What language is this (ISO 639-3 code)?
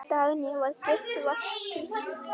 isl